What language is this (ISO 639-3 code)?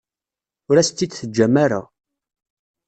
kab